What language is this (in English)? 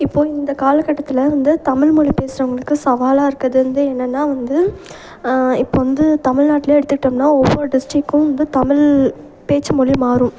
Tamil